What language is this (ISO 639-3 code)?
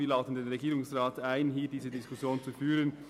gsw